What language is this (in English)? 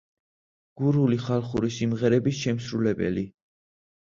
Georgian